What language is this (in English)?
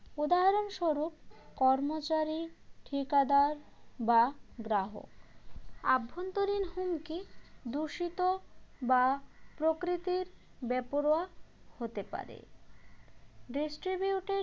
Bangla